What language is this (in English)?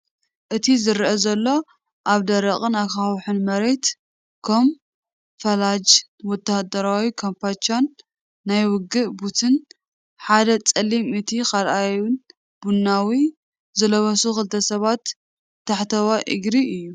Tigrinya